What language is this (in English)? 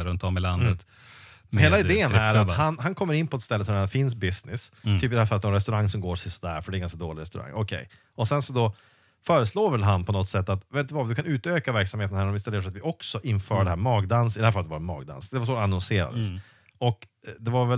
Swedish